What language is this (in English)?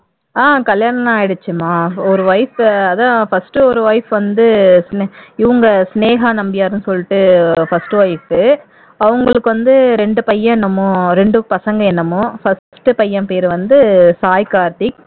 Tamil